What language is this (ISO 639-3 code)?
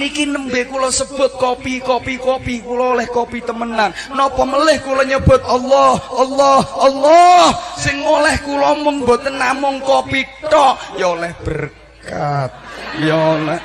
ind